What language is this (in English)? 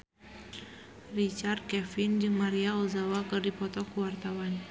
Sundanese